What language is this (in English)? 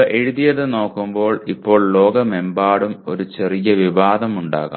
Malayalam